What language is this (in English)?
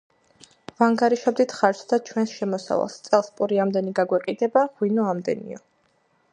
Georgian